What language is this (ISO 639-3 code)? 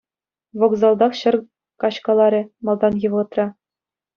chv